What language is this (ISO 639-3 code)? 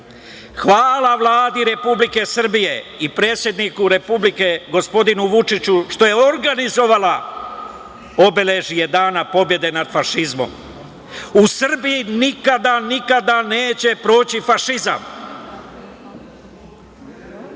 srp